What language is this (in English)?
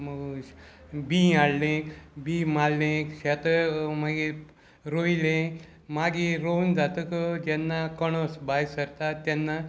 Konkani